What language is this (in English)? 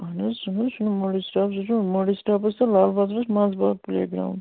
Kashmiri